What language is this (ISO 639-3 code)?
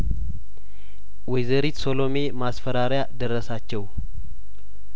amh